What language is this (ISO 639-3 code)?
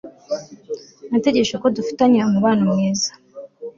kin